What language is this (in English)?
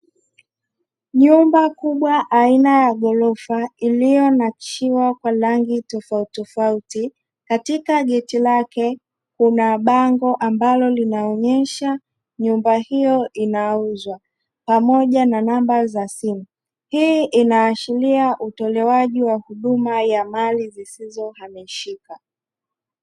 Swahili